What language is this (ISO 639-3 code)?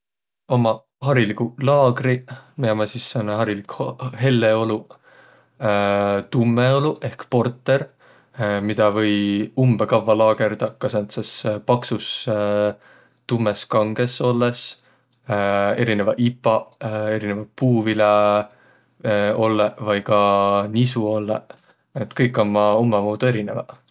vro